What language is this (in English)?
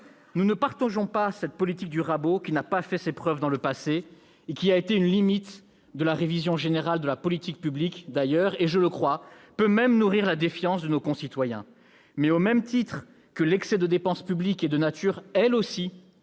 French